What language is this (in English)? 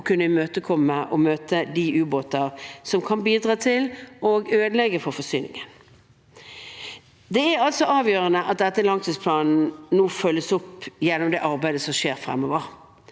Norwegian